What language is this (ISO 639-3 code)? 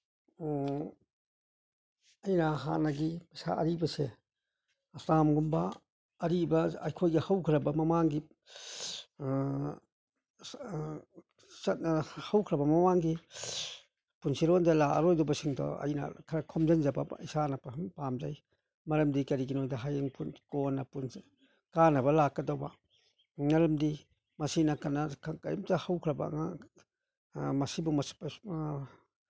mni